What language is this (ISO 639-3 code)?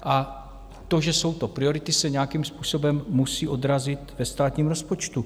ces